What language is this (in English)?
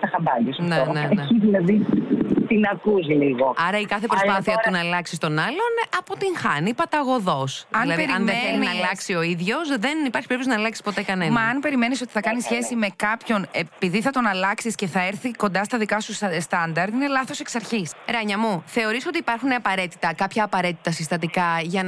Greek